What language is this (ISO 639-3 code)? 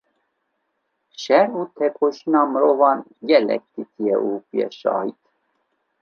kur